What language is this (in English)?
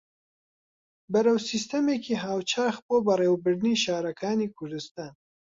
Central Kurdish